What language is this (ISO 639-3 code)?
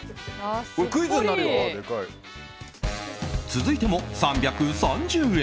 jpn